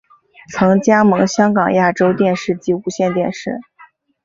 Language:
Chinese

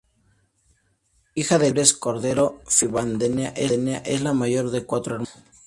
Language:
Spanish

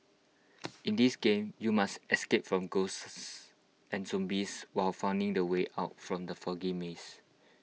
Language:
English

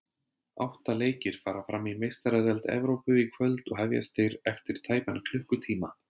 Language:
Icelandic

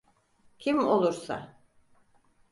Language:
Turkish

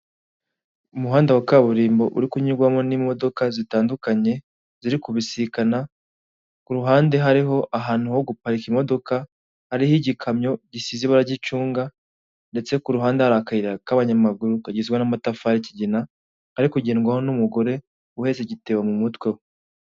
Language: Kinyarwanda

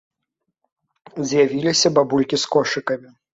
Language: Belarusian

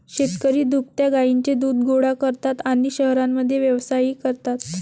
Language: Marathi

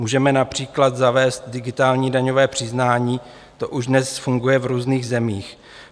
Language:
Czech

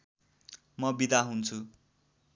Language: Nepali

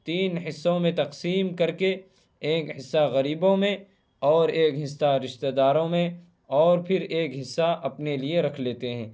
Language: Urdu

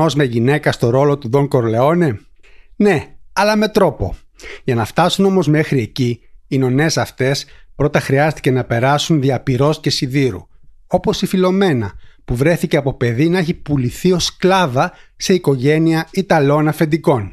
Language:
Greek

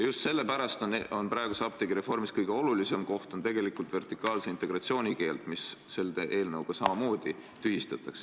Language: Estonian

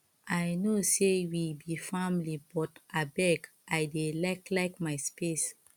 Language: Nigerian Pidgin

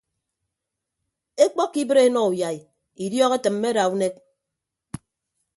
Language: Ibibio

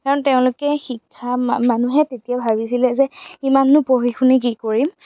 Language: Assamese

